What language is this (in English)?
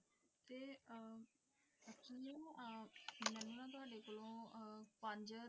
Punjabi